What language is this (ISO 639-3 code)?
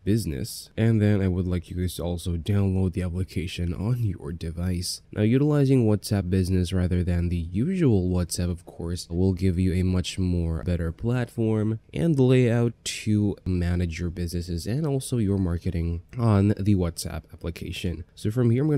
eng